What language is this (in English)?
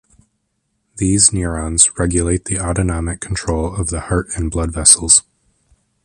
English